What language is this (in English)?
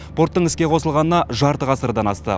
Kazakh